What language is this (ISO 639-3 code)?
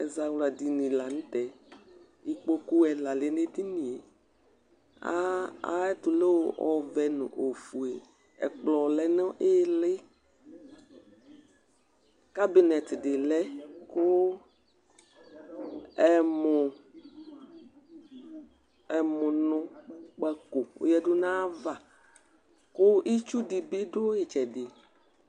kpo